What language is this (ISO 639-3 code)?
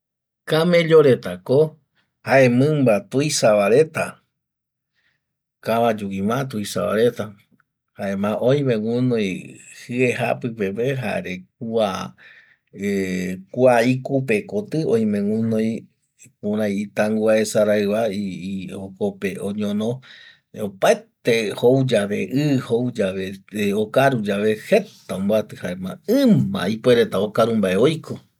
gui